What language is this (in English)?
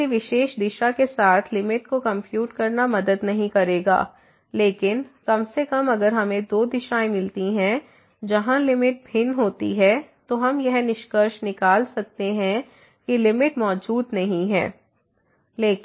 Hindi